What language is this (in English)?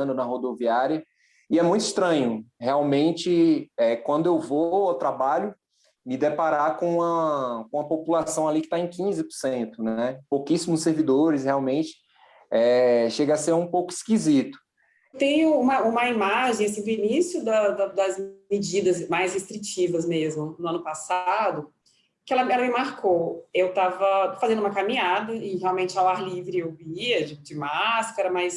Portuguese